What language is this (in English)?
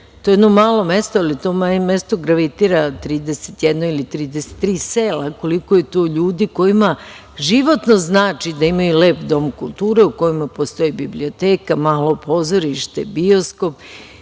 Serbian